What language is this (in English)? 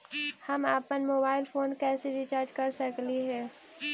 Magahi